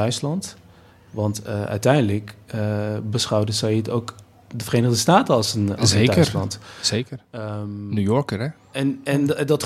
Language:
Dutch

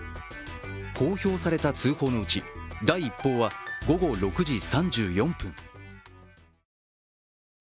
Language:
Japanese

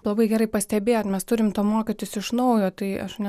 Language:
Lithuanian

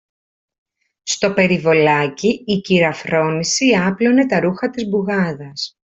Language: Greek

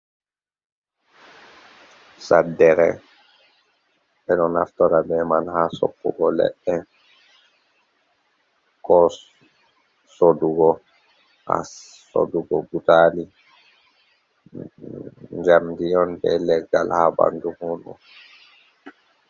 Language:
Fula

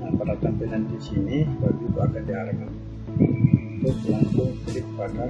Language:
Indonesian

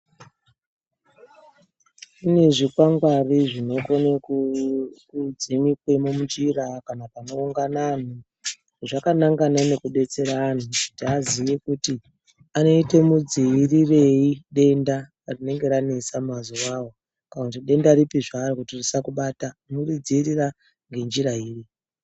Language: Ndau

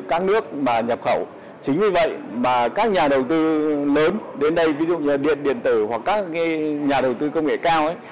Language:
Vietnamese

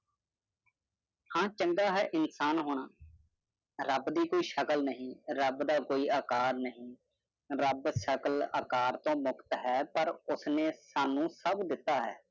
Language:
Punjabi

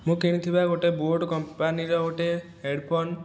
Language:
Odia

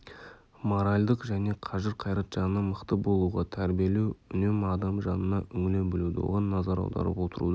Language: Kazakh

